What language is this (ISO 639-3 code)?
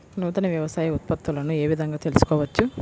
tel